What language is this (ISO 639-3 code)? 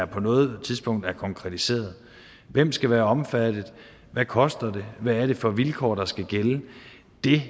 dan